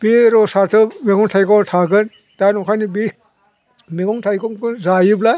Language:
Bodo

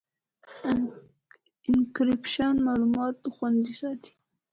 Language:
Pashto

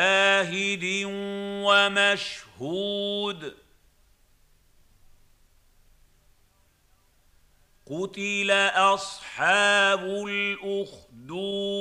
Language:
Arabic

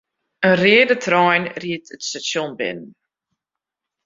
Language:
Western Frisian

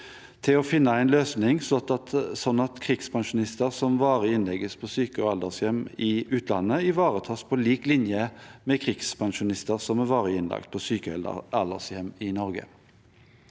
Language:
Norwegian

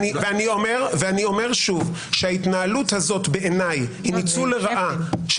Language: Hebrew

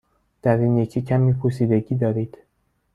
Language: Persian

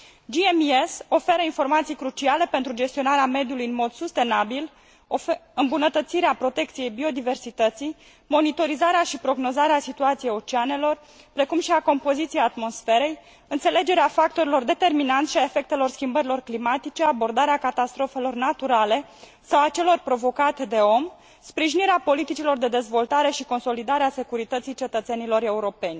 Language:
Romanian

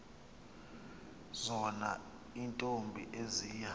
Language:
Xhosa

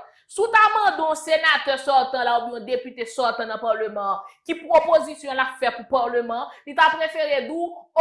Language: French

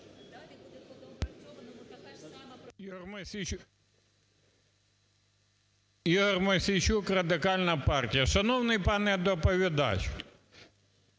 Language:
Ukrainian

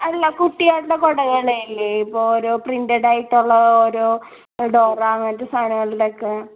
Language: Malayalam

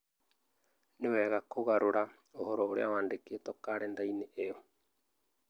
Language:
Kikuyu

